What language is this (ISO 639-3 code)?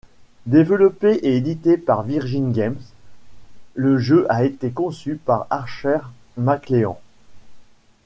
fra